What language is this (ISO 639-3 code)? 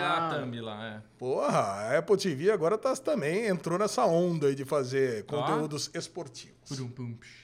por